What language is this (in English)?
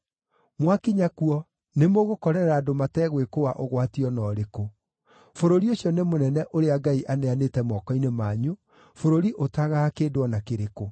Kikuyu